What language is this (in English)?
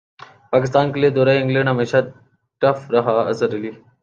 Urdu